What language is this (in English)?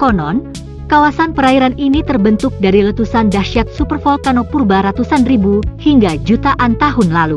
Indonesian